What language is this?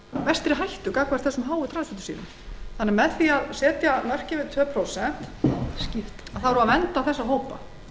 Icelandic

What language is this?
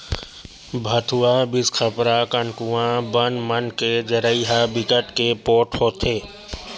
Chhattisgarhi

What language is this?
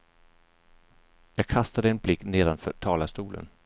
Swedish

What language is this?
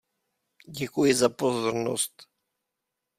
Czech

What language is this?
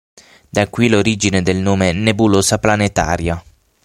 Italian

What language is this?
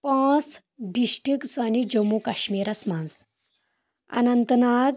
Kashmiri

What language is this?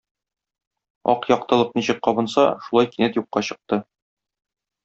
Tatar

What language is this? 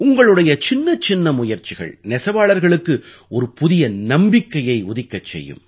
Tamil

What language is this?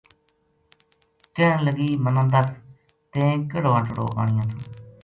Gujari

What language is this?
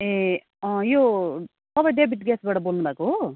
Nepali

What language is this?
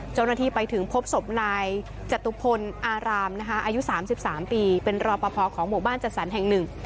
Thai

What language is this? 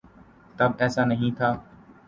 Urdu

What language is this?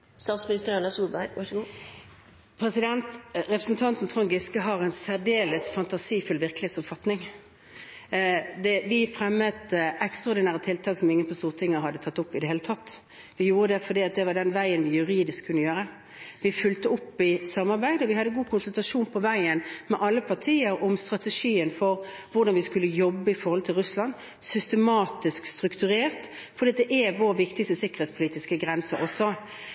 Norwegian Bokmål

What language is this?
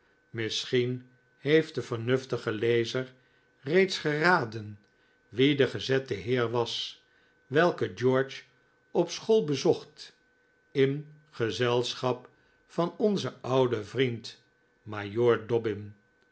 Dutch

